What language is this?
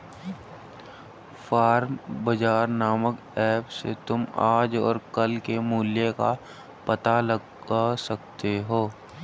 Hindi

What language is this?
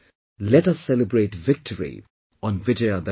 English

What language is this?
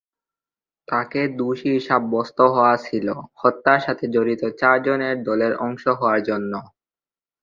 Bangla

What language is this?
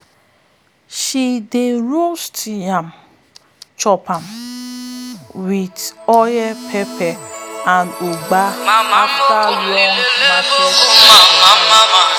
Nigerian Pidgin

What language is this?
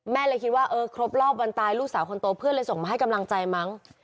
Thai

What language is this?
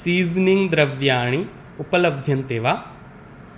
Sanskrit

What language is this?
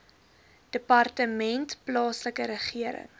Afrikaans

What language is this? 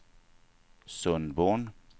Swedish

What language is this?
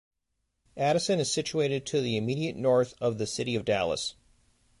English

